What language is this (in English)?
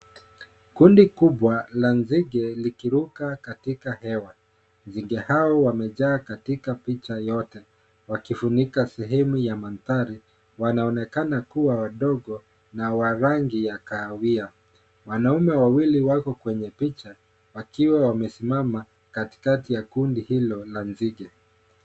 Swahili